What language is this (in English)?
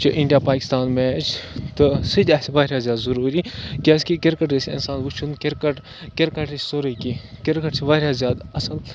Kashmiri